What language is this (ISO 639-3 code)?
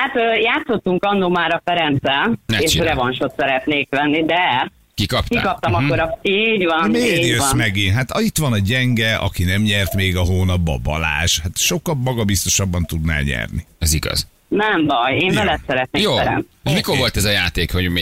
hun